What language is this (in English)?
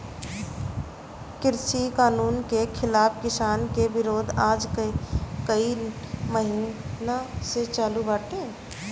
Bhojpuri